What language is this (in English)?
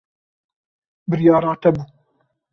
Kurdish